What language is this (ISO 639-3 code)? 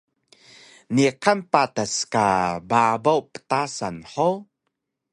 trv